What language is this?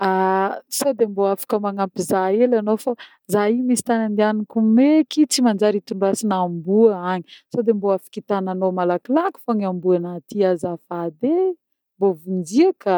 Northern Betsimisaraka Malagasy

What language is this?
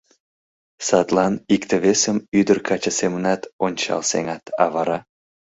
Mari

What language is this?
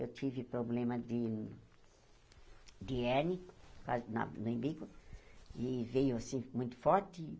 Portuguese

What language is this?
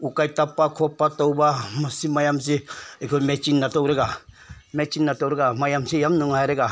Manipuri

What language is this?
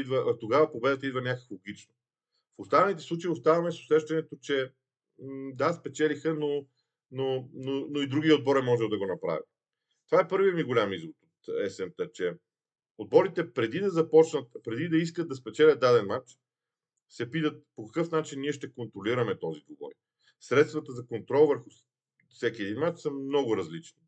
Bulgarian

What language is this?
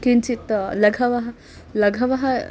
Sanskrit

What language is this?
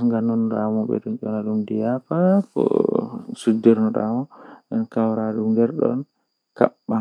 Western Niger Fulfulde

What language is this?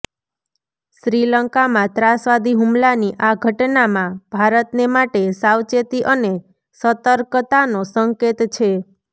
Gujarati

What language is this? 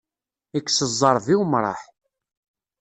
Kabyle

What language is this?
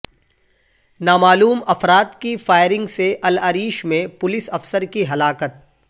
Urdu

